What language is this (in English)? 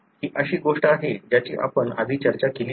Marathi